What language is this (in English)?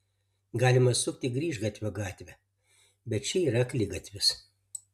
Lithuanian